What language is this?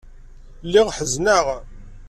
Kabyle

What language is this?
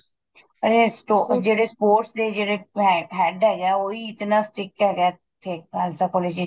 Punjabi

